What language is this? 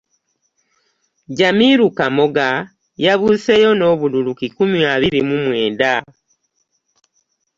Ganda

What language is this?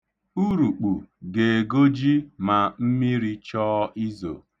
Igbo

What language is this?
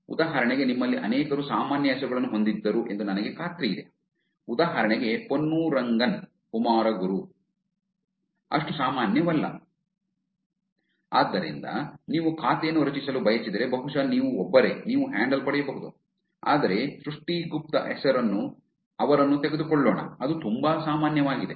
Kannada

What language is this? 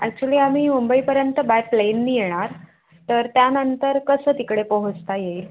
Marathi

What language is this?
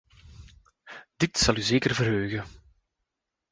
Dutch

